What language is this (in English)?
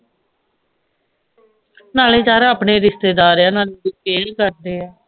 Punjabi